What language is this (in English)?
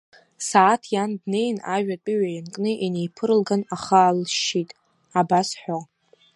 Abkhazian